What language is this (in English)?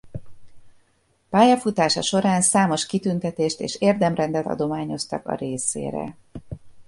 Hungarian